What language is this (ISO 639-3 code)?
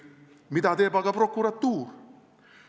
est